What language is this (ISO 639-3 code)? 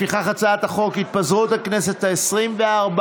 heb